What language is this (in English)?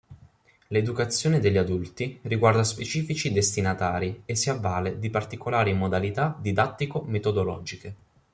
Italian